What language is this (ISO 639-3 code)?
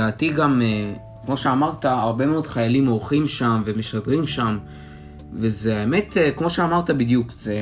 heb